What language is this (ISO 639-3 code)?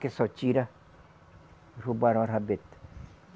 por